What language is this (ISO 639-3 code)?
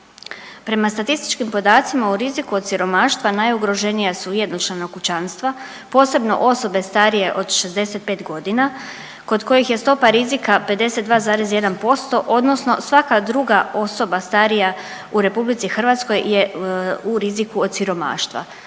hrv